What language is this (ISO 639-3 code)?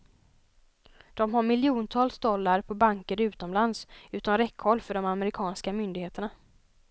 swe